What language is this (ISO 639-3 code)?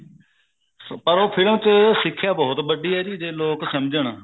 pan